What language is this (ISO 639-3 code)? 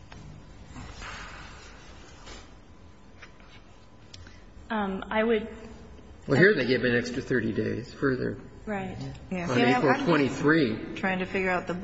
eng